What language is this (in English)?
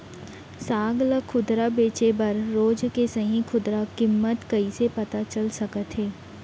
Chhattisgarhi